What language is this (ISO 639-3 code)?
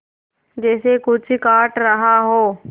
hin